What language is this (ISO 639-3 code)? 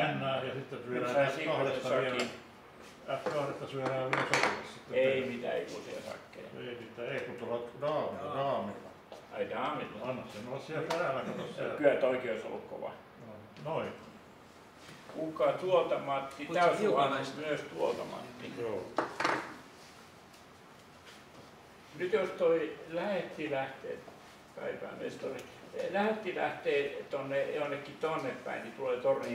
fin